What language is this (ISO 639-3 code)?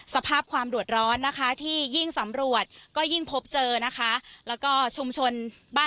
tha